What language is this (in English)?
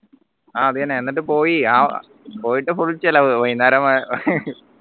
Malayalam